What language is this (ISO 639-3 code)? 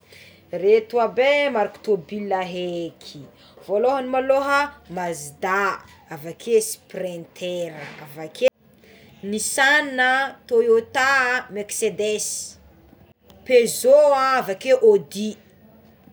xmw